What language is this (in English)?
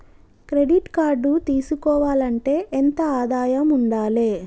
Telugu